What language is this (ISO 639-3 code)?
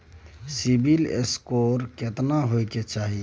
mai